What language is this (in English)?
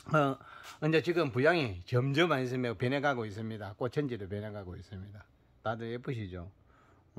Korean